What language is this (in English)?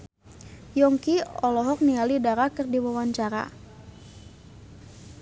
Sundanese